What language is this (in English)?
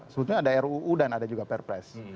Indonesian